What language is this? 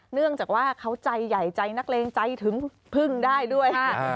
Thai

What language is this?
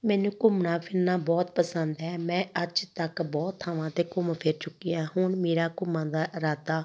Punjabi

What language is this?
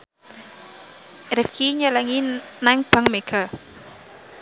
Javanese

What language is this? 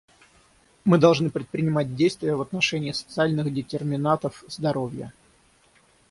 Russian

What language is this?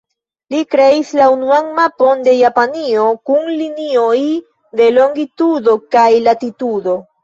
Esperanto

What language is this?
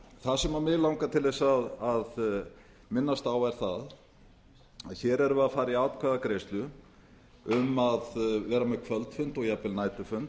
Icelandic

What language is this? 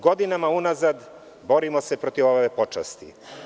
Serbian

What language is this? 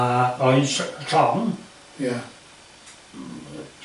Welsh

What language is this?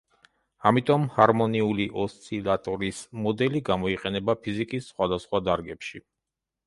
Georgian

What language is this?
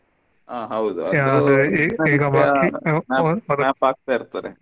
Kannada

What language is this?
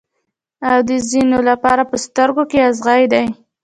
Pashto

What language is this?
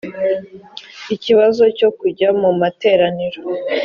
Kinyarwanda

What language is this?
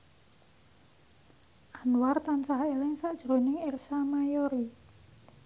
Javanese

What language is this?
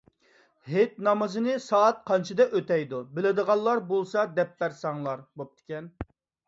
Uyghur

